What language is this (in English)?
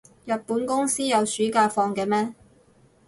Cantonese